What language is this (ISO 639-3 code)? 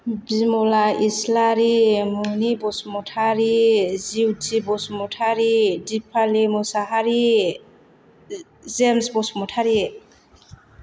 brx